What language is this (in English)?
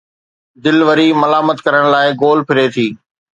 Sindhi